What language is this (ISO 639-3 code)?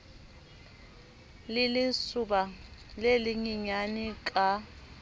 sot